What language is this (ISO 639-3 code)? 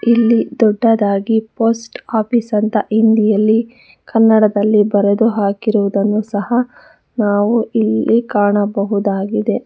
kan